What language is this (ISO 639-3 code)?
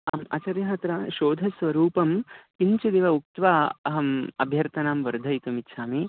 san